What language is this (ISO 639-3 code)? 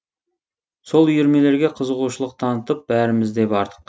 kaz